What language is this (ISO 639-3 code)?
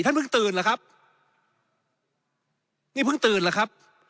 tha